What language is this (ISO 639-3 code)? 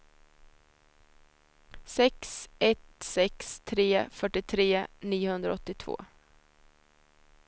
swe